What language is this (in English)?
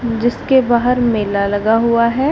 Hindi